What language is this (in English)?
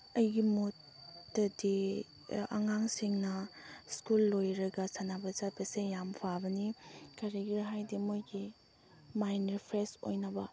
Manipuri